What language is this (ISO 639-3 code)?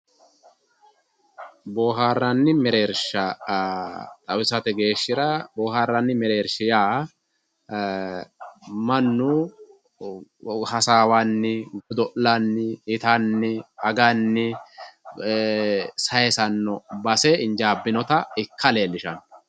sid